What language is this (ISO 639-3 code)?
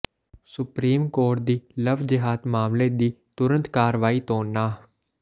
pan